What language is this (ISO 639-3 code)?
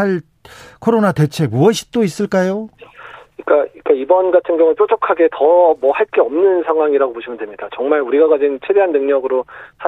kor